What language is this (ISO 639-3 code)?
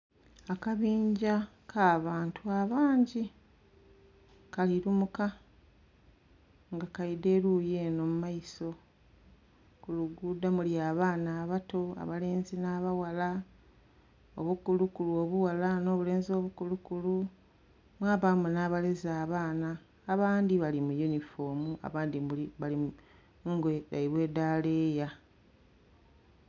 xog